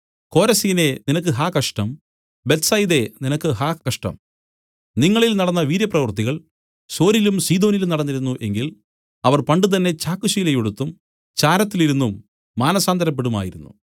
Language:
Malayalam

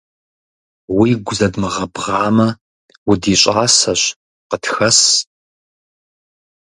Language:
Kabardian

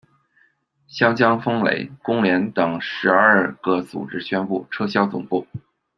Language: Chinese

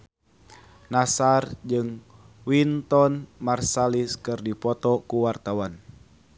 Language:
Sundanese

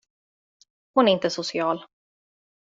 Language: Swedish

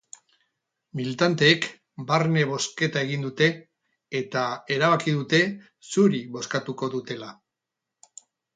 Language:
Basque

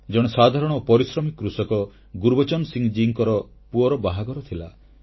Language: Odia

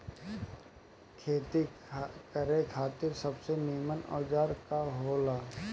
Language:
Bhojpuri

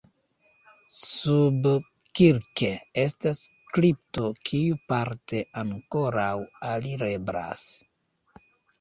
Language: Esperanto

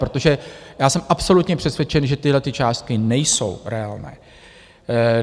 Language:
Czech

